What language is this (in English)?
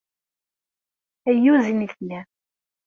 Kabyle